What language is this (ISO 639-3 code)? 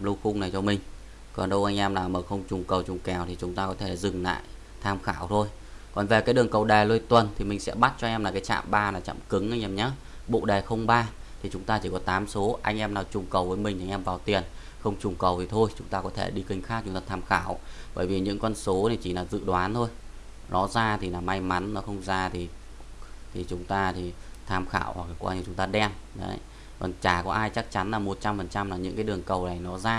vie